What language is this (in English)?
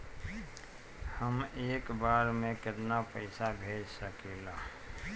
Bhojpuri